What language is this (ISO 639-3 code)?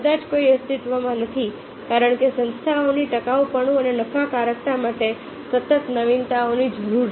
guj